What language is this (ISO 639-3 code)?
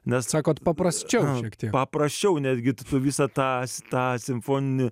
lit